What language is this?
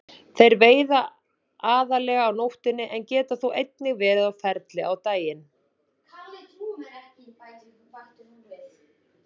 Icelandic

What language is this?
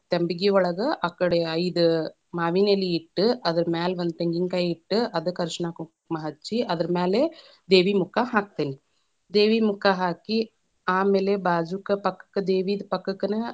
Kannada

